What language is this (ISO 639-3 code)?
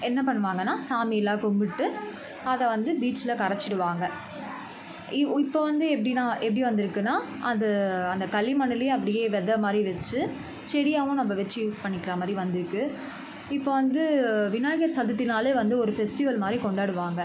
tam